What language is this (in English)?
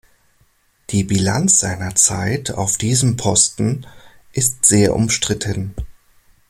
German